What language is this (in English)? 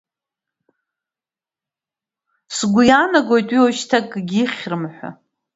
Abkhazian